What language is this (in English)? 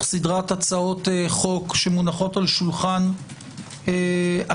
Hebrew